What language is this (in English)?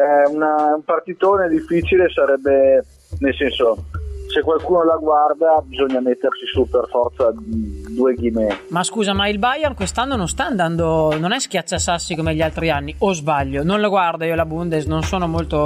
Italian